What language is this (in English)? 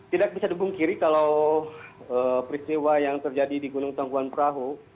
Indonesian